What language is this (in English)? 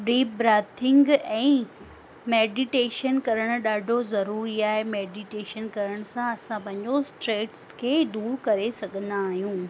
Sindhi